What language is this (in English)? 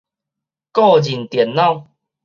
Min Nan Chinese